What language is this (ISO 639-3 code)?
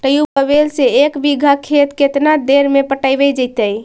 mag